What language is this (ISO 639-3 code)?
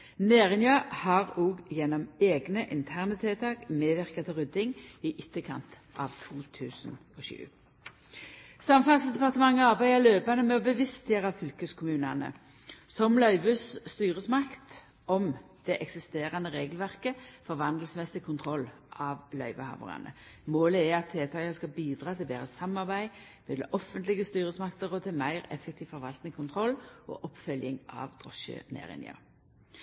nno